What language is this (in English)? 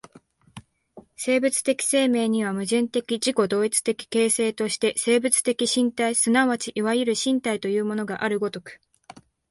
Japanese